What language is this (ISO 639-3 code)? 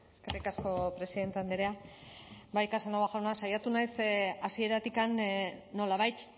eus